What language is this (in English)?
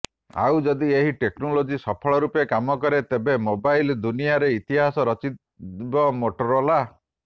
Odia